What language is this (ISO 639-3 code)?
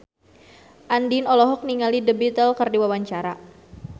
sun